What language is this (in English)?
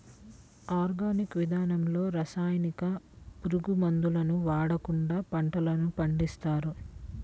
Telugu